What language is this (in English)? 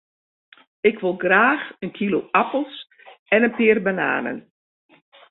Western Frisian